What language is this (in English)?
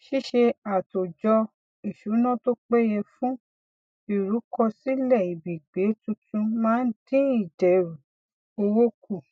Yoruba